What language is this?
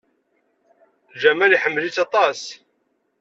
Kabyle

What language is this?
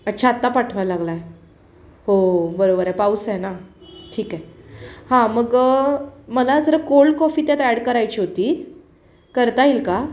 Marathi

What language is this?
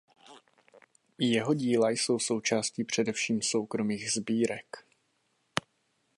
Czech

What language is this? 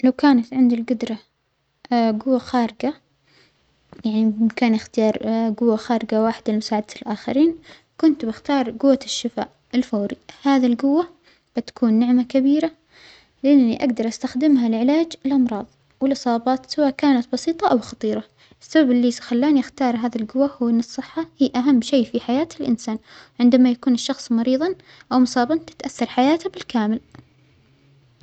Omani Arabic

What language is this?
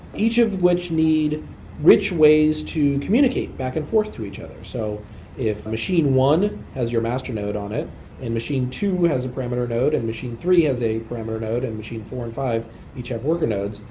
English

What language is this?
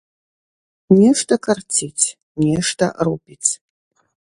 Belarusian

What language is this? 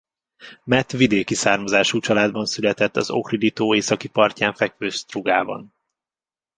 Hungarian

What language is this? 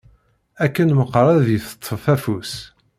Kabyle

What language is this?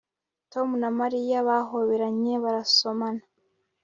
Kinyarwanda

